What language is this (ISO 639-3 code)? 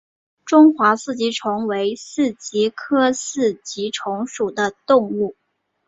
zho